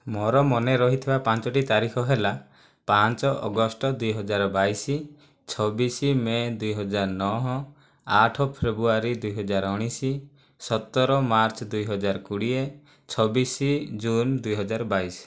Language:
Odia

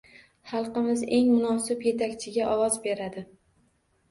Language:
Uzbek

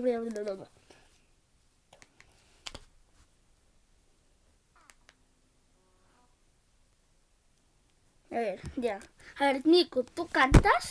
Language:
Spanish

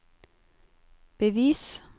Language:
Norwegian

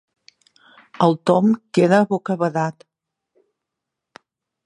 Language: Catalan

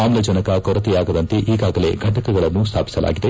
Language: Kannada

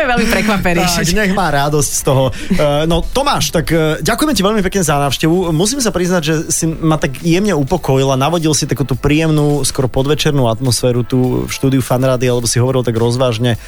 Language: Slovak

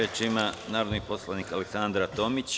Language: Serbian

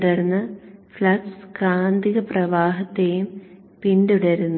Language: Malayalam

